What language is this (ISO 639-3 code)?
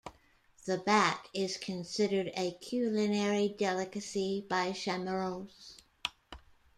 eng